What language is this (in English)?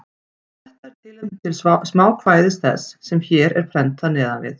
Icelandic